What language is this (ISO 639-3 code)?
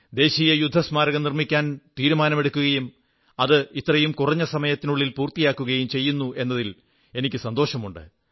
mal